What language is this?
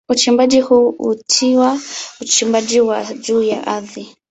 Swahili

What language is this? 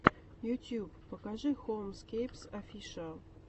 Russian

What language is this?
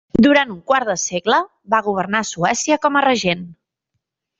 Catalan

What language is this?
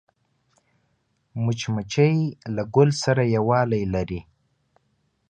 Pashto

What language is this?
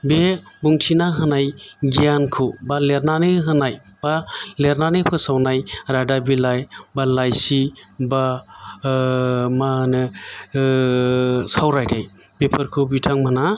Bodo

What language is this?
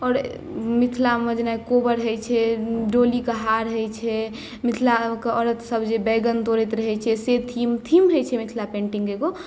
Maithili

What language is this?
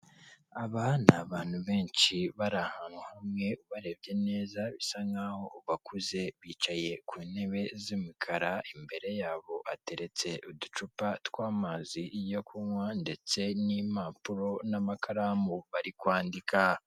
Kinyarwanda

